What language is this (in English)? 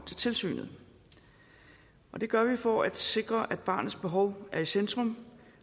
Danish